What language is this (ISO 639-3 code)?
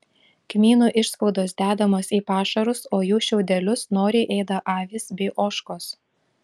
lit